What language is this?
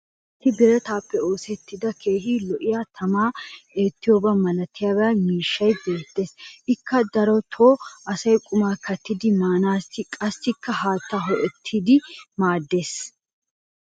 Wolaytta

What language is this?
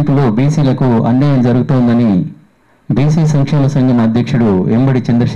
Telugu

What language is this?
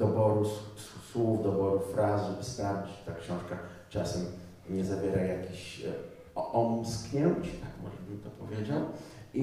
Polish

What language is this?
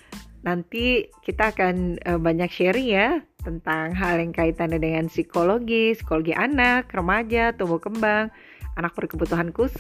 Indonesian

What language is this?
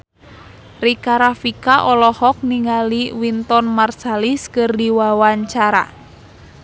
Sundanese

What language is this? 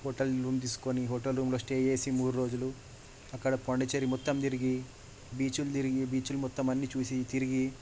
Telugu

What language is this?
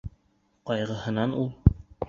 Bashkir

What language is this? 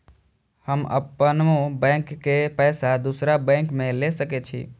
Maithili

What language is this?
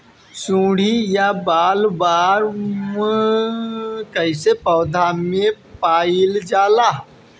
Bhojpuri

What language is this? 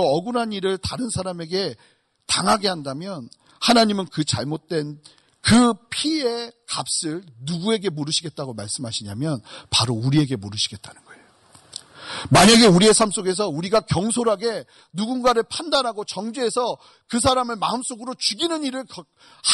Korean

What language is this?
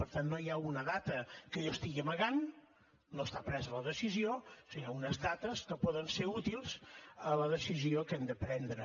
Catalan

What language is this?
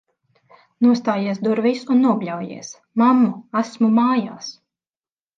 Latvian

